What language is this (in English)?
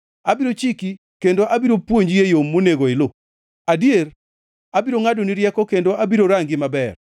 Luo (Kenya and Tanzania)